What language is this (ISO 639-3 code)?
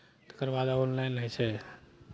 mai